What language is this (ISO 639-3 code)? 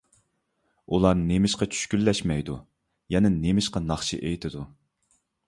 uig